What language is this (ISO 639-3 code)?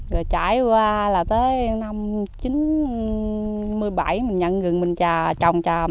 vie